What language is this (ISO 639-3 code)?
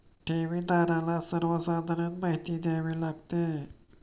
mar